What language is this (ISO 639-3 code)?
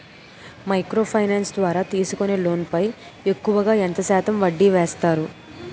tel